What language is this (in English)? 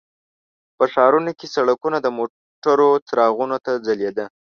Pashto